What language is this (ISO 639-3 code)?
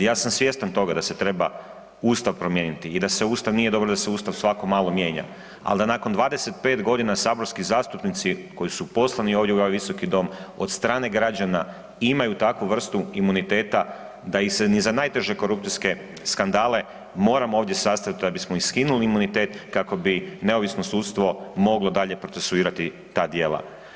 hrv